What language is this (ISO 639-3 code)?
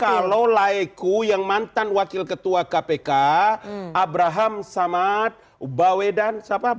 ind